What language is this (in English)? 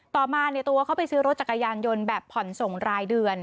Thai